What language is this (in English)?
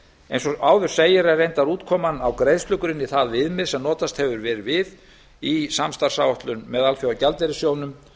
Icelandic